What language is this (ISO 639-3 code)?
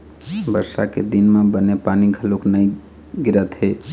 hne